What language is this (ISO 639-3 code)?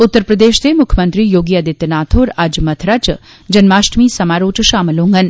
doi